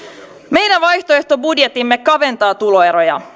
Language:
Finnish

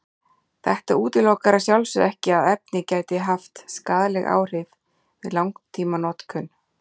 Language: Icelandic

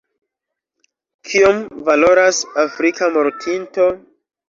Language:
Esperanto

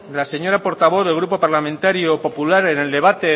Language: Spanish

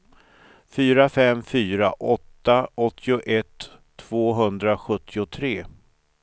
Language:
Swedish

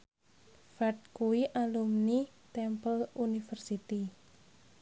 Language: Javanese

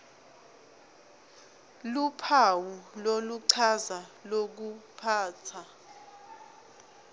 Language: Swati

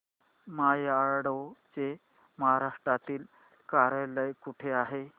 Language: Marathi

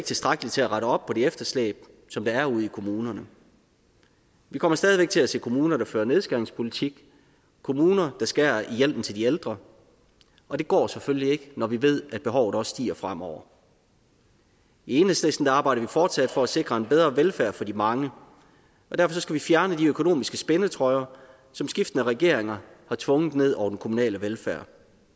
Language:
Danish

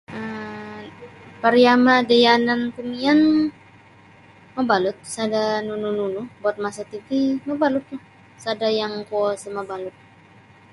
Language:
Sabah Bisaya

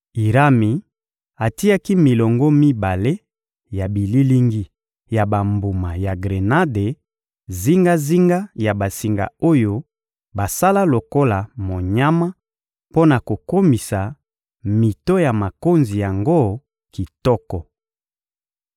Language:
Lingala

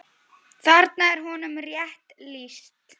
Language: Icelandic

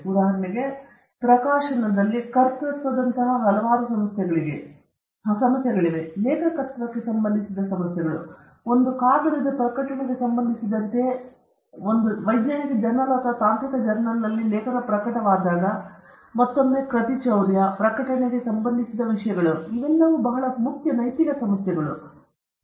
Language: Kannada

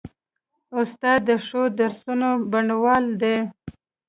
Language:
Pashto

